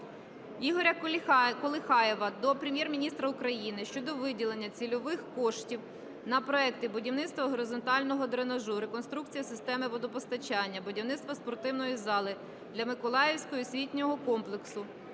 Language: Ukrainian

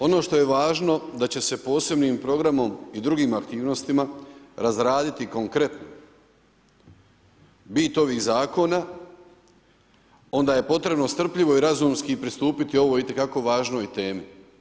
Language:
Croatian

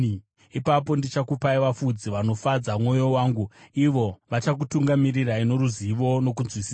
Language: Shona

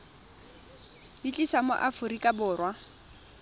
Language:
Tswana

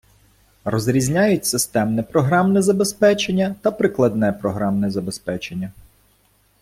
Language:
Ukrainian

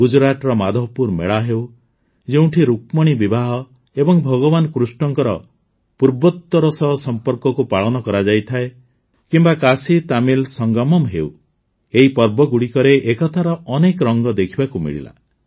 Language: Odia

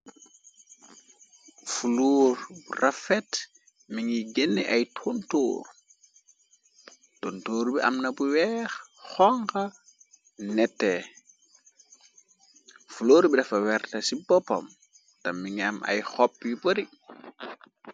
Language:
Wolof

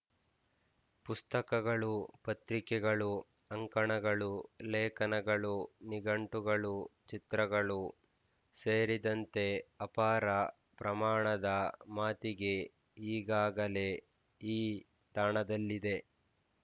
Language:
Kannada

